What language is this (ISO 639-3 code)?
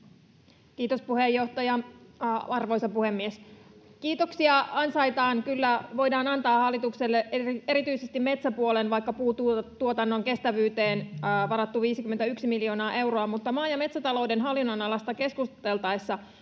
fin